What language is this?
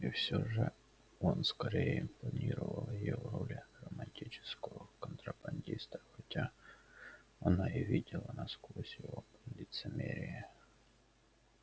Russian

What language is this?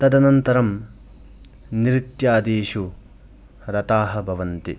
Sanskrit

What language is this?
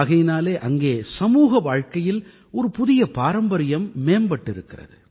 Tamil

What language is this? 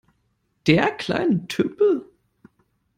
German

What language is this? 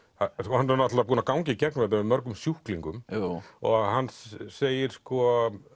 Icelandic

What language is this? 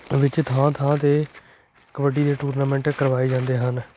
Punjabi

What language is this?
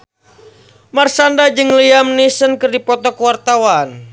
Sundanese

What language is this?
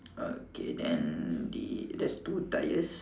English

